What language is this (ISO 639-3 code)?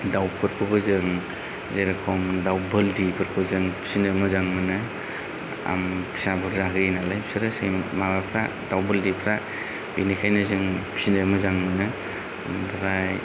brx